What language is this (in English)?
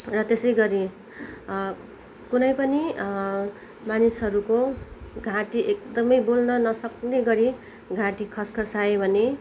Nepali